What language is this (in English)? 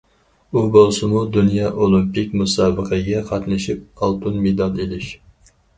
Uyghur